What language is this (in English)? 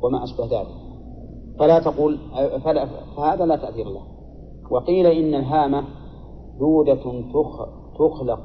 Arabic